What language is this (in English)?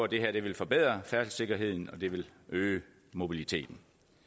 Danish